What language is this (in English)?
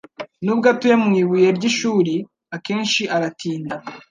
Kinyarwanda